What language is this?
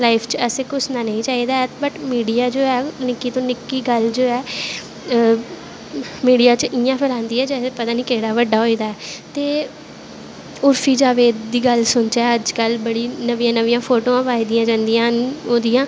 Dogri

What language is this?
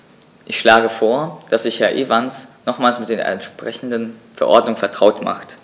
German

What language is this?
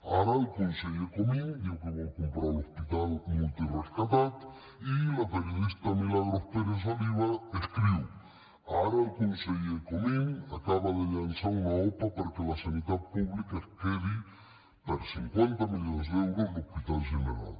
Catalan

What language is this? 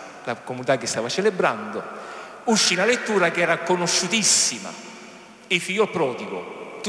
Italian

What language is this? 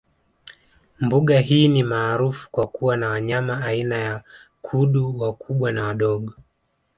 Swahili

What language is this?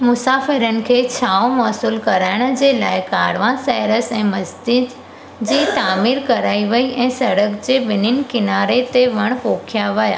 Sindhi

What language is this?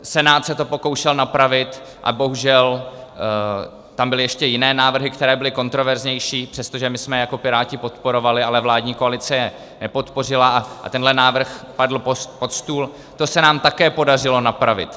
Czech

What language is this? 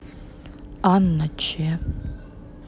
Russian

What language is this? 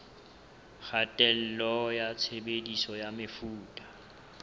Southern Sotho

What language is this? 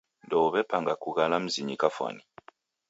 Taita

